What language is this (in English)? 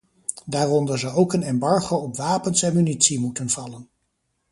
Dutch